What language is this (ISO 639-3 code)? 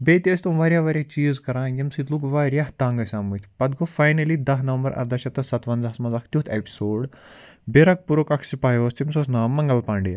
kas